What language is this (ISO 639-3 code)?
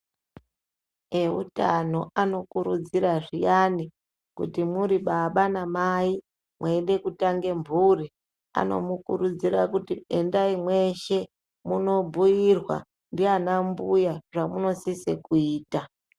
ndc